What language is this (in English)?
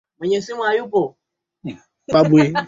Swahili